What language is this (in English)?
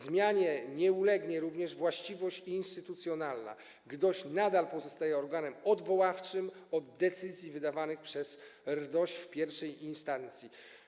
Polish